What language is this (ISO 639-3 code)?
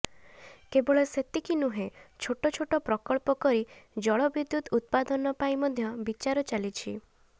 ori